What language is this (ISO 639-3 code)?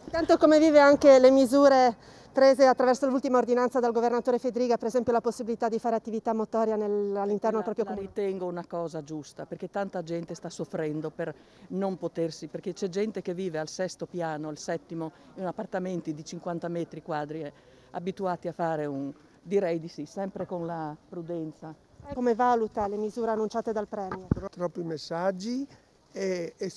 ita